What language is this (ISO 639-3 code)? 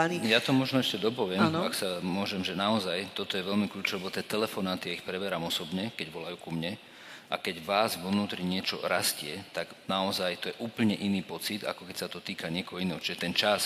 slk